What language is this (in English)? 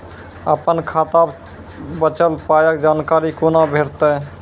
Maithili